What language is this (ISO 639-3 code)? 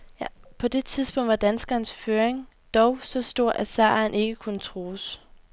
dan